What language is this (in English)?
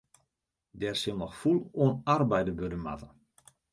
Western Frisian